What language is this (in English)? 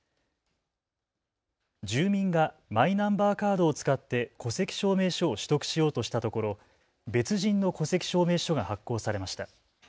Japanese